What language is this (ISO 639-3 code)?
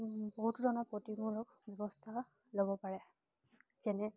asm